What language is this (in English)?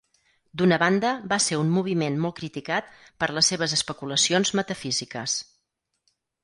Catalan